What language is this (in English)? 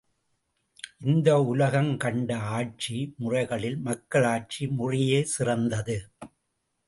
Tamil